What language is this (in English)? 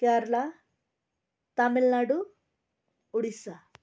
Nepali